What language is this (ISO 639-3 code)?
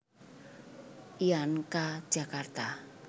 jav